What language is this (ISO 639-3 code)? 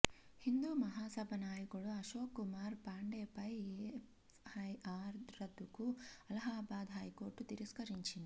tel